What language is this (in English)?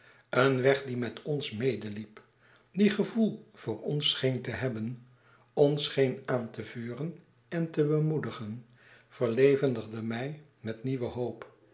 Dutch